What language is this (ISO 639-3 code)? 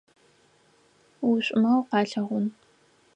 ady